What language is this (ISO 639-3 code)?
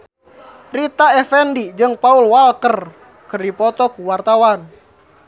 sun